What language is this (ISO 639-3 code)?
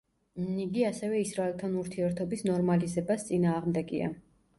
kat